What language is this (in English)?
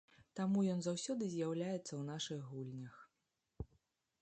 Belarusian